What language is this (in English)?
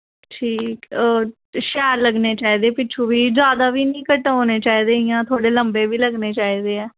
Dogri